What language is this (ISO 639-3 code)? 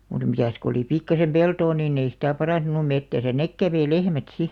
fin